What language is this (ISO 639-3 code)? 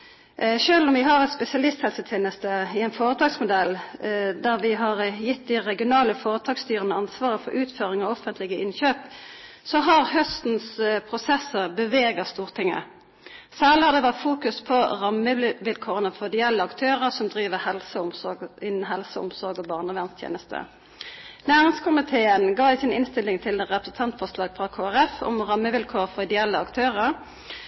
nob